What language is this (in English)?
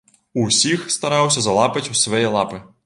Belarusian